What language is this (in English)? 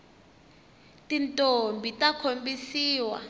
Tsonga